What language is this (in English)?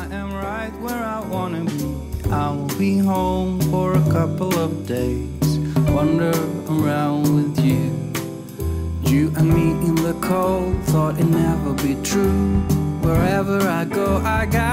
Polish